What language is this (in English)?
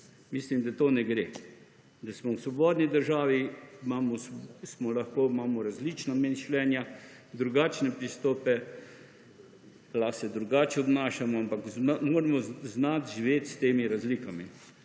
Slovenian